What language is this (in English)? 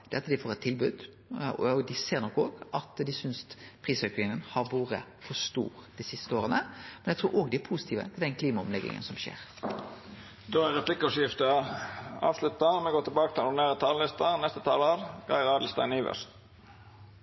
Norwegian Nynorsk